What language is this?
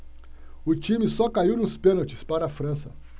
Portuguese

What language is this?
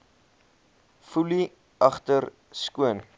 Afrikaans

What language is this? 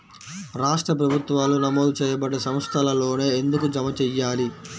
Telugu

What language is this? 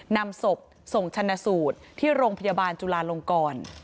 Thai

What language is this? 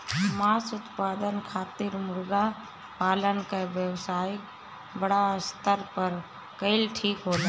Bhojpuri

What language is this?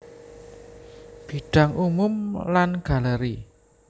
Javanese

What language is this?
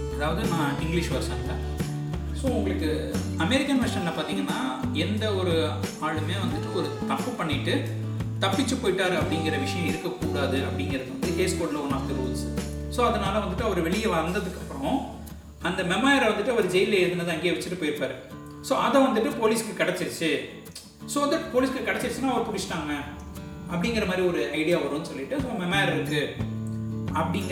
Tamil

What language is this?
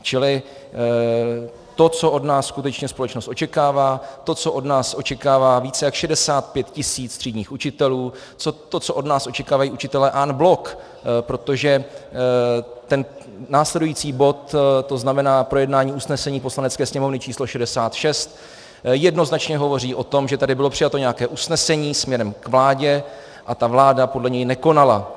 Czech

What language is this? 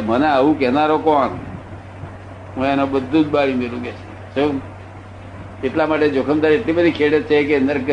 Gujarati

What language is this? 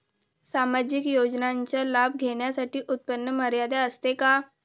Marathi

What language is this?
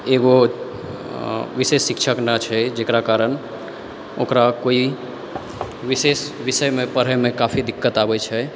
Maithili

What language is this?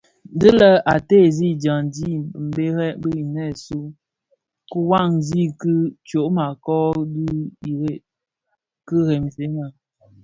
Bafia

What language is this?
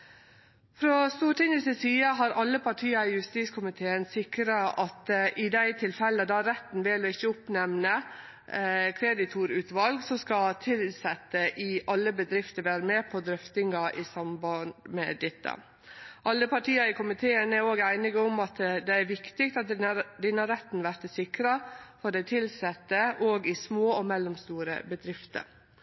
Norwegian Nynorsk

